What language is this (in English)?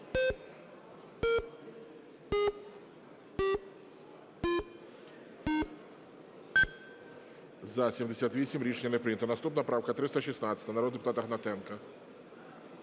Ukrainian